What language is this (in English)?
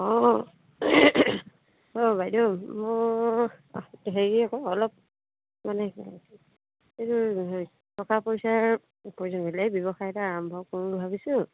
Assamese